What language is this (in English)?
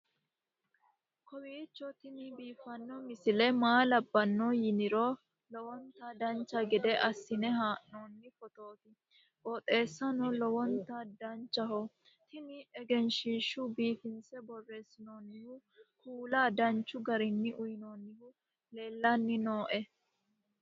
Sidamo